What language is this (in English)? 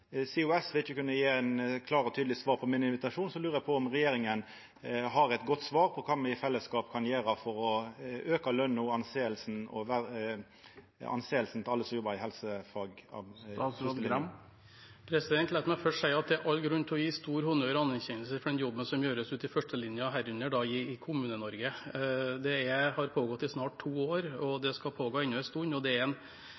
Norwegian